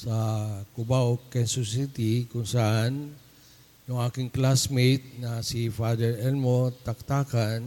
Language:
Filipino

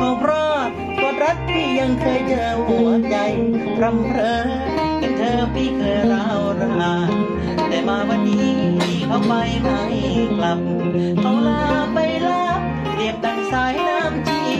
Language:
Thai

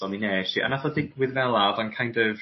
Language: Welsh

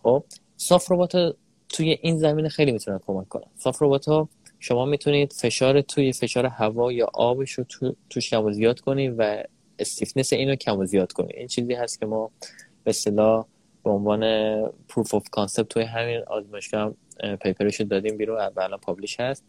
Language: Persian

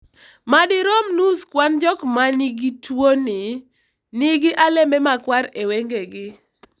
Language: Luo (Kenya and Tanzania)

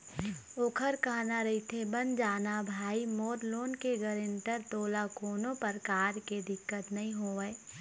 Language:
Chhattisgarhi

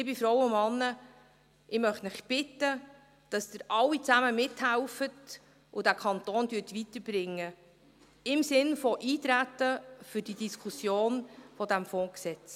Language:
Swiss German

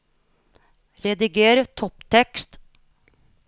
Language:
Norwegian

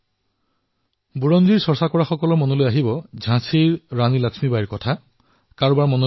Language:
Assamese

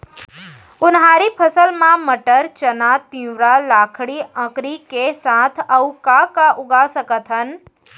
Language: Chhattisgarhi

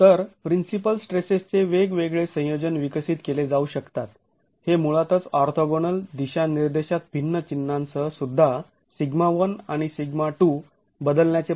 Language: Marathi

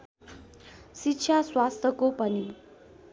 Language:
Nepali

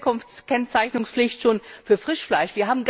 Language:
German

